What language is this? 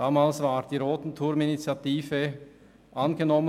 Swiss German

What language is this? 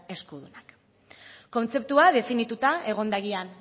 Basque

